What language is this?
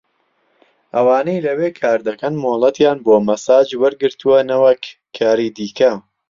Central Kurdish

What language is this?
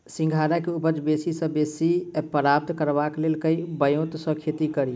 Maithili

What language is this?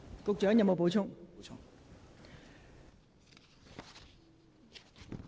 Cantonese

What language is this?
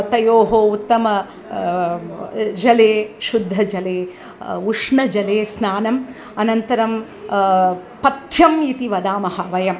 Sanskrit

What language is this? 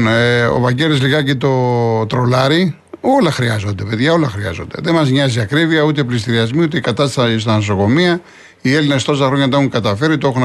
Greek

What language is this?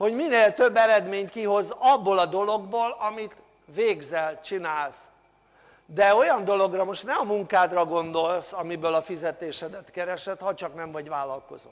Hungarian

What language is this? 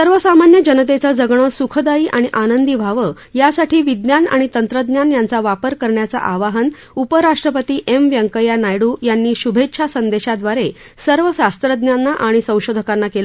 Marathi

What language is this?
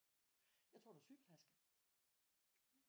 Danish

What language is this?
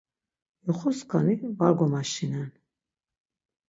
Laz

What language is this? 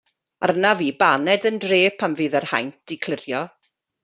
Welsh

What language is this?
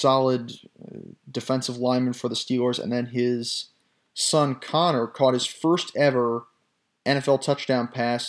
English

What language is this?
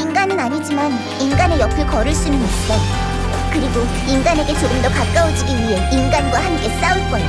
Korean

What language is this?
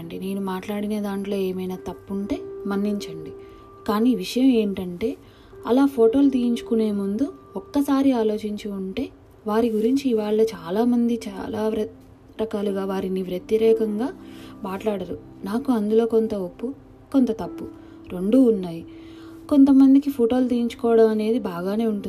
Telugu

